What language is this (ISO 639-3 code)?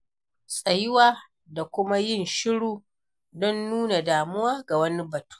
hau